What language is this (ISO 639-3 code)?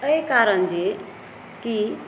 mai